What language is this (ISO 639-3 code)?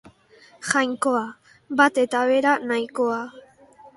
eus